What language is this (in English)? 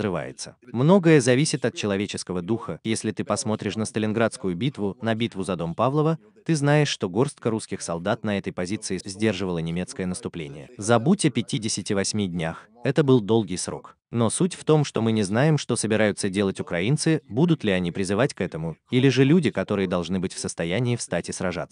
Russian